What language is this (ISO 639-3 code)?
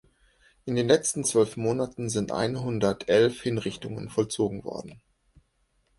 deu